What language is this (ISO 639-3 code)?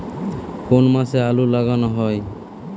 ben